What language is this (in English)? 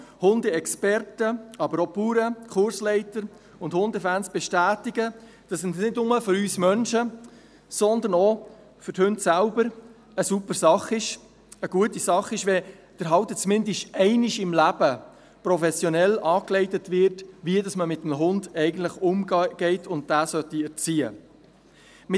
Swiss German